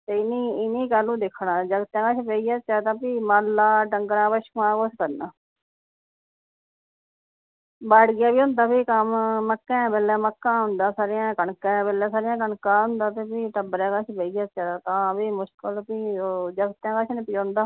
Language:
Dogri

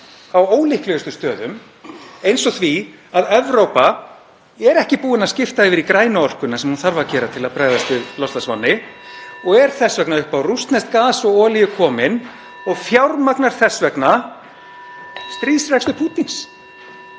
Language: Icelandic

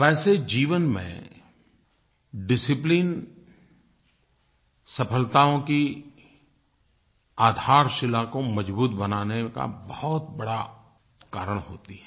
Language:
Hindi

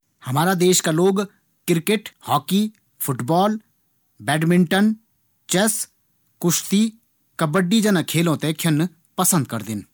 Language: Garhwali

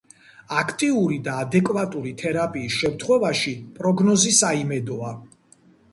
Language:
Georgian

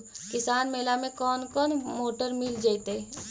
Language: Magahi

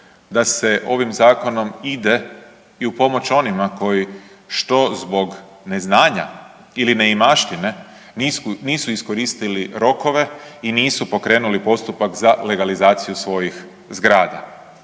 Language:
Croatian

